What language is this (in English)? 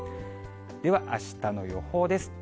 Japanese